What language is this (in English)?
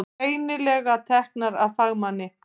Icelandic